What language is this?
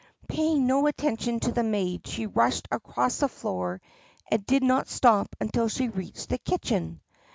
English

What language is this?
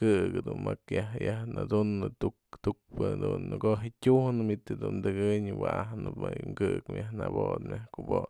Mazatlán Mixe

